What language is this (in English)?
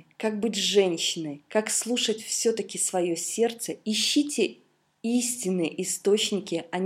Russian